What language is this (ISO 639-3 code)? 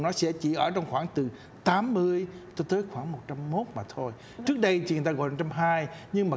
vie